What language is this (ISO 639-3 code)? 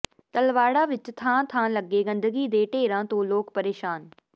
pan